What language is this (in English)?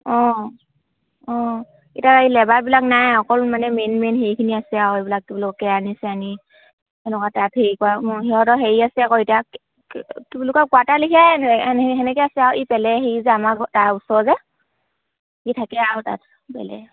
Assamese